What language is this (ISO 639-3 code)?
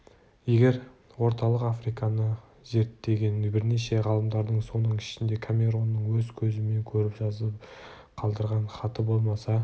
kaz